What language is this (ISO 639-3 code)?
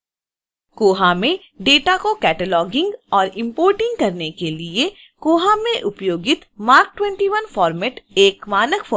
hin